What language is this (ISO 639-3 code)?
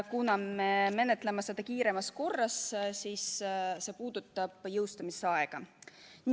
est